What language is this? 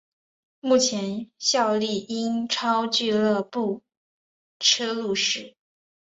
Chinese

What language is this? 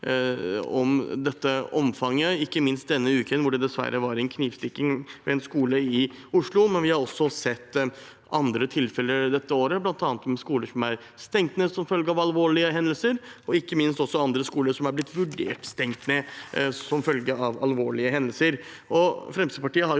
Norwegian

